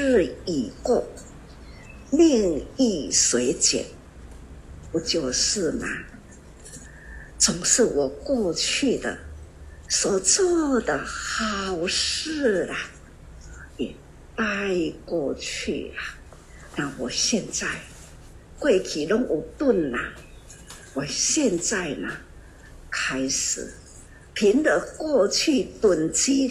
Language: Chinese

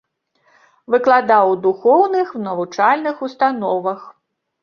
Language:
Belarusian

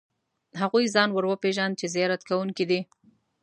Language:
Pashto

